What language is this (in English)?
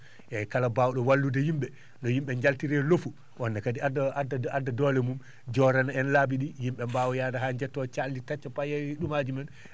Fula